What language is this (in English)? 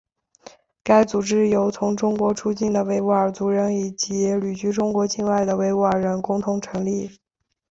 Chinese